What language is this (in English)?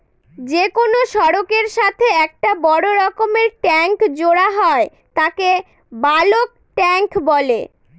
Bangla